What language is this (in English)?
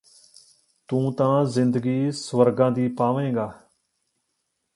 Punjabi